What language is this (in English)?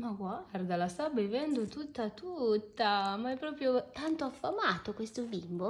Italian